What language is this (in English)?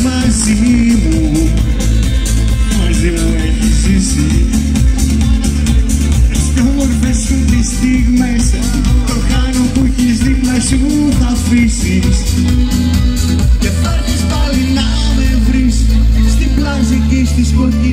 Romanian